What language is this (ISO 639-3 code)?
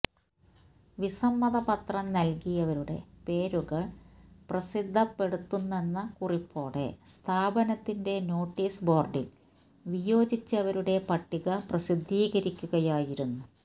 mal